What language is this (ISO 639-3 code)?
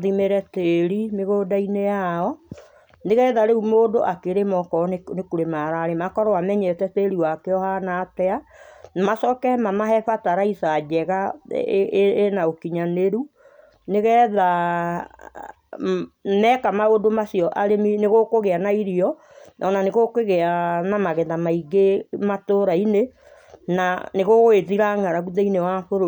kik